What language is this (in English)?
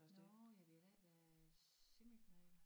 Danish